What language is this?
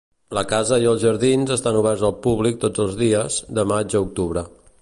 Catalan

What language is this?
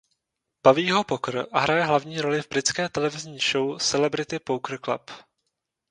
Czech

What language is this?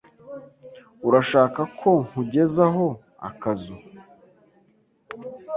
Kinyarwanda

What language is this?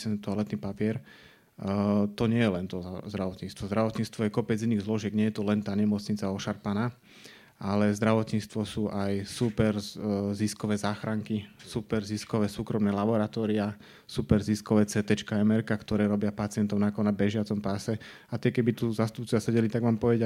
Slovak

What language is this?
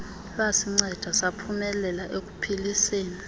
Xhosa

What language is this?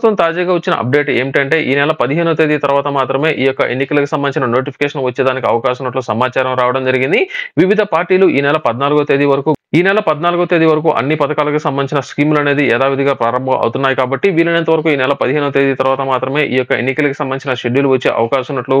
Telugu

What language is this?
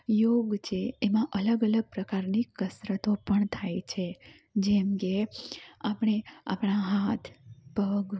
Gujarati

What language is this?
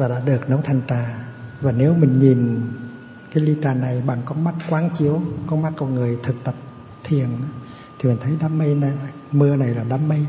Vietnamese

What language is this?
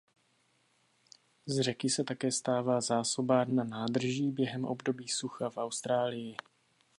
Czech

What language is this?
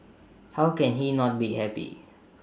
English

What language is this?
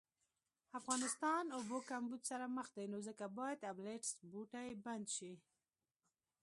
Pashto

